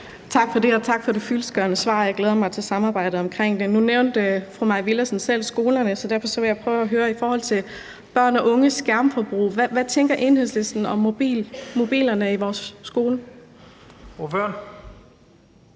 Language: Danish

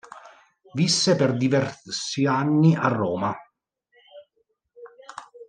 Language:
Italian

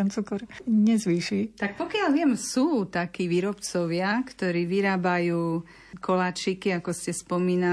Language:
Slovak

